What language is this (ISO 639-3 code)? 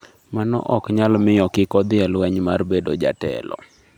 luo